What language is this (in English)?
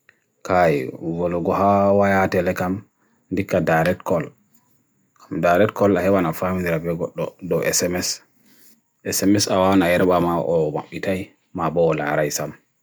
Bagirmi Fulfulde